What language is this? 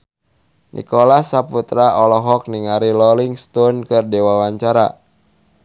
Sundanese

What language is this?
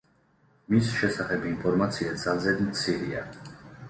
Georgian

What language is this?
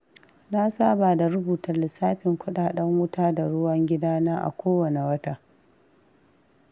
Hausa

